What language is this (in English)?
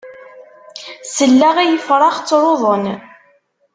Kabyle